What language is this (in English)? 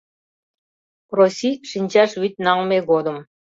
Mari